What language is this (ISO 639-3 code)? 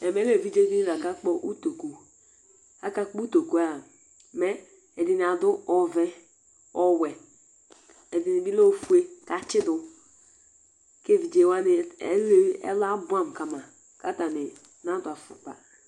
kpo